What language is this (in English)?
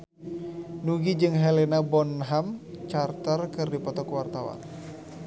Sundanese